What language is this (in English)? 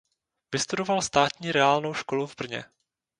Czech